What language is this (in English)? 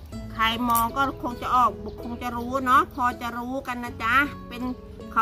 Thai